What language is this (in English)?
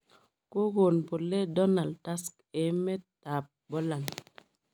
Kalenjin